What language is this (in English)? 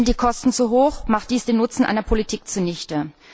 German